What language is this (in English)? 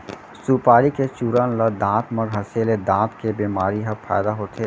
Chhattisgarhi